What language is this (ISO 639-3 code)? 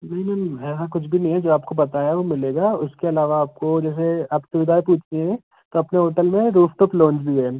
hin